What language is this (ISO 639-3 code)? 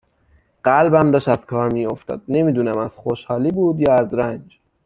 fas